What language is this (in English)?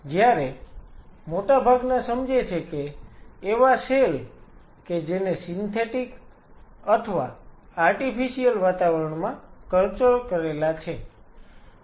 Gujarati